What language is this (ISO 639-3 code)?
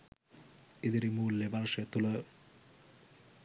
sin